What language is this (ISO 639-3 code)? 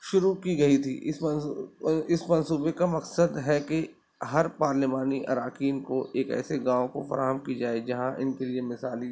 urd